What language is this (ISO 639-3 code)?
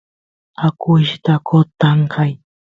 qus